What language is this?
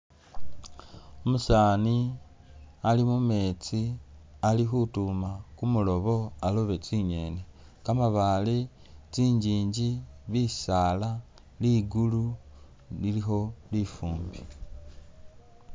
Masaaba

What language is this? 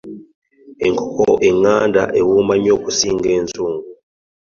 Ganda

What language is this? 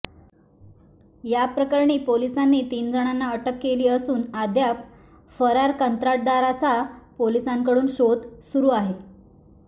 Marathi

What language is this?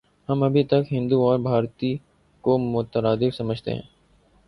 Urdu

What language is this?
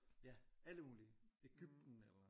Danish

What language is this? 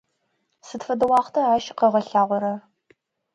Adyghe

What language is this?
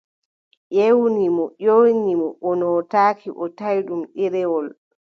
Adamawa Fulfulde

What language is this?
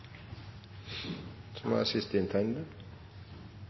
Norwegian Nynorsk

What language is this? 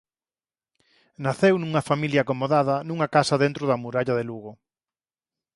Galician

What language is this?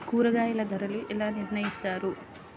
Telugu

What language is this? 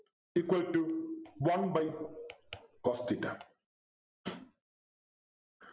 Malayalam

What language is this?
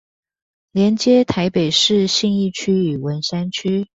Chinese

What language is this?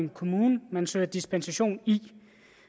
Danish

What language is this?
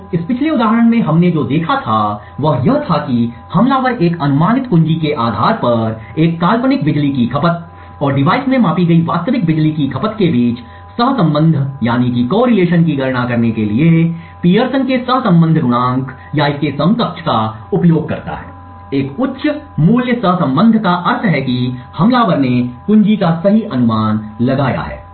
Hindi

